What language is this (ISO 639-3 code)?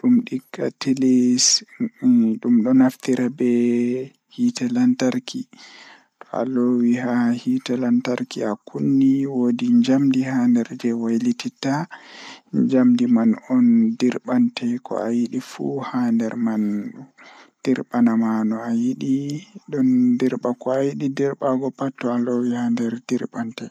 ful